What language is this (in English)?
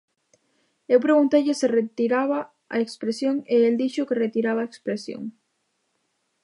Galician